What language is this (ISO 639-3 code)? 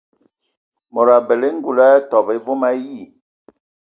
ewo